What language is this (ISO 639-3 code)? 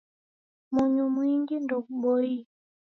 dav